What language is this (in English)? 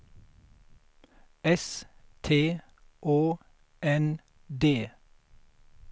Swedish